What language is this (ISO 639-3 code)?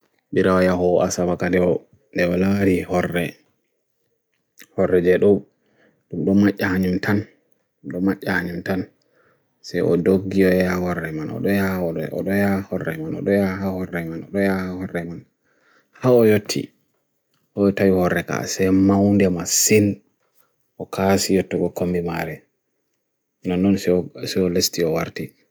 fui